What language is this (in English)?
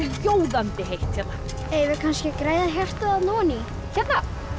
Icelandic